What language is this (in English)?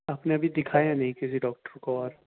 Urdu